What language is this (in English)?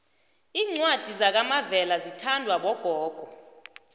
South Ndebele